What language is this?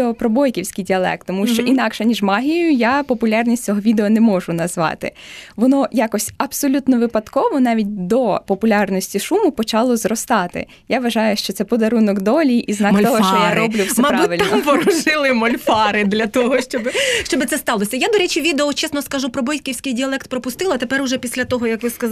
Ukrainian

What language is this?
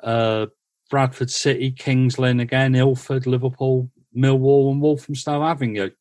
English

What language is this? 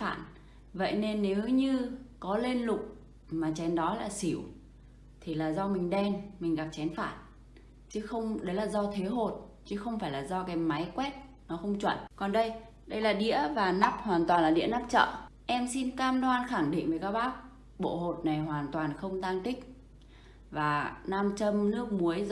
Vietnamese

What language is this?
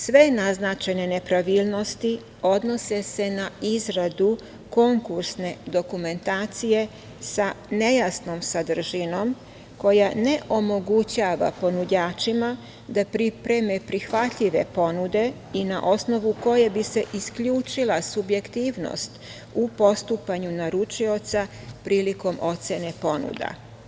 Serbian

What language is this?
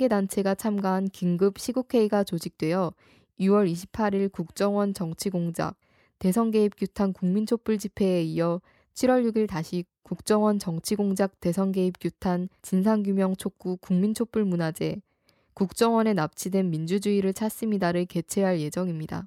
Korean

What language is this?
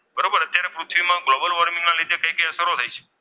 Gujarati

